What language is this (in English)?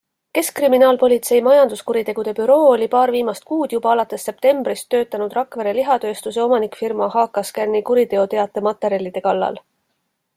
Estonian